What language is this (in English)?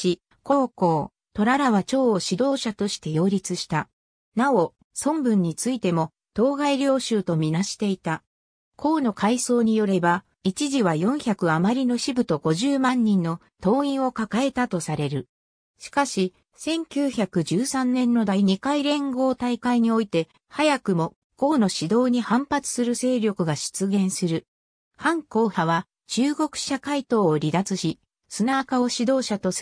Japanese